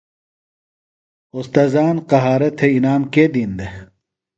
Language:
Phalura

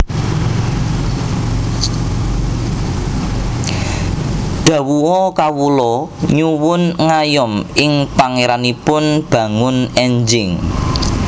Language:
Javanese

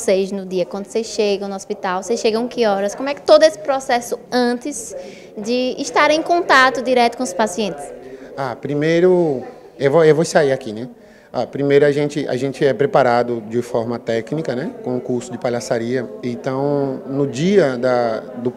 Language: Portuguese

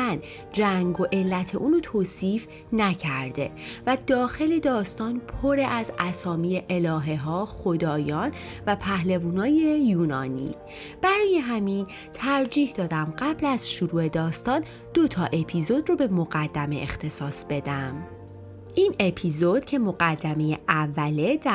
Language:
Persian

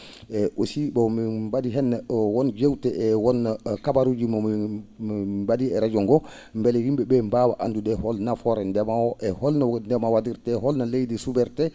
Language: Fula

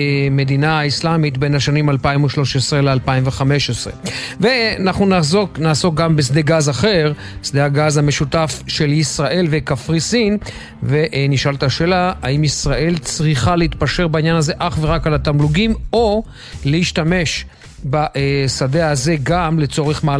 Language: Hebrew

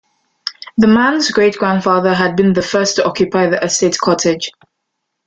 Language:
English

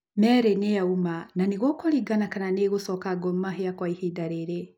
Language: Kikuyu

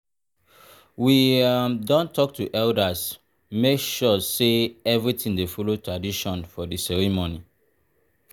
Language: Nigerian Pidgin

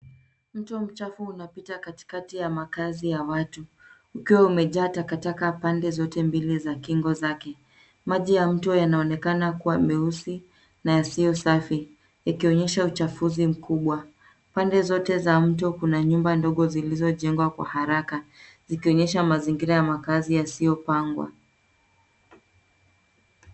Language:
Swahili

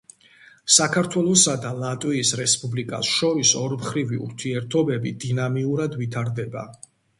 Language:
Georgian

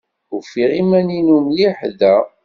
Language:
Kabyle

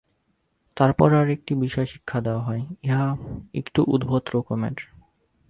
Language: Bangla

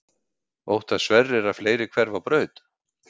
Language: Icelandic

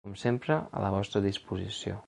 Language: Catalan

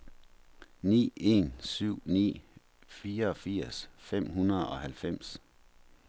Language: Danish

